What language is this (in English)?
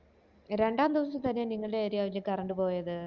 Malayalam